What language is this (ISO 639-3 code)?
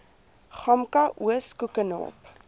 afr